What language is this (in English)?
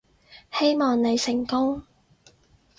Cantonese